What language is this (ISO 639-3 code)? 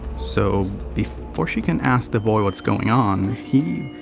eng